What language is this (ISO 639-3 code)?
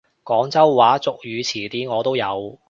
yue